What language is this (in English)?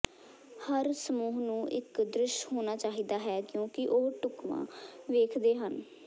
Punjabi